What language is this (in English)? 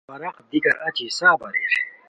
Khowar